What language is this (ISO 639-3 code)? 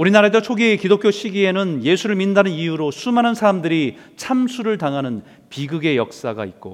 kor